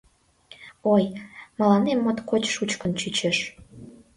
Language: Mari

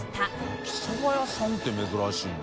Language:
Japanese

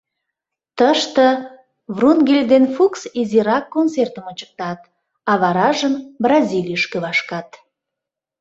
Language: Mari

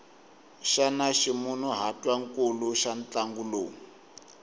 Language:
Tsonga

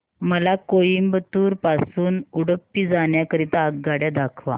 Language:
Marathi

